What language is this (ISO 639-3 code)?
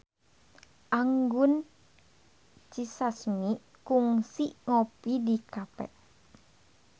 sun